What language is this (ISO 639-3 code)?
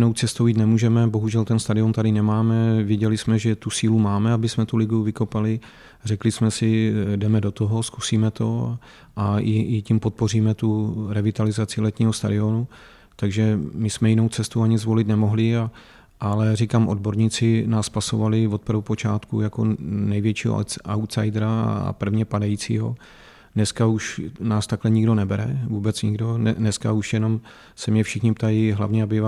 ces